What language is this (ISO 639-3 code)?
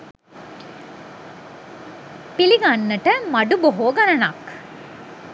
sin